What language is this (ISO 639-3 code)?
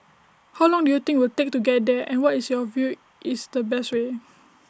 eng